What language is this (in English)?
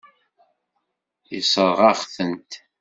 Kabyle